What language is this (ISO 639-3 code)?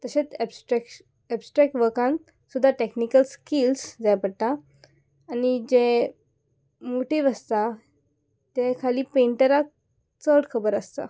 kok